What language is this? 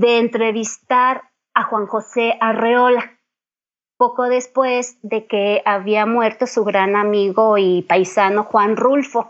Spanish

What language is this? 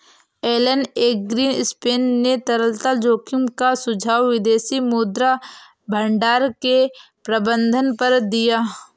Hindi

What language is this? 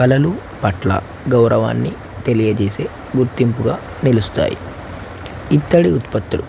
Telugu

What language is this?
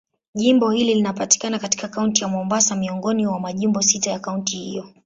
Swahili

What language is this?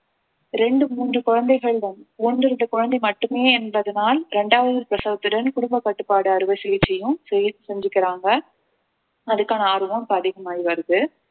Tamil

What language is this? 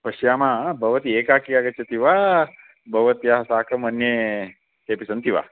Sanskrit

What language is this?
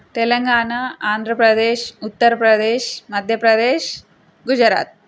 Telugu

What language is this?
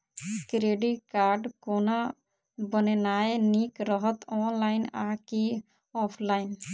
Maithili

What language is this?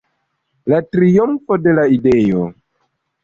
Esperanto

